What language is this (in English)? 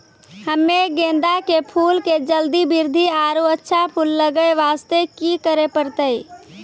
Maithili